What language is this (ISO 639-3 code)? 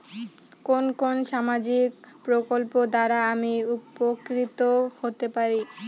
ben